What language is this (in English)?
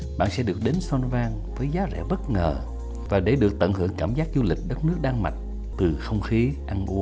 Vietnamese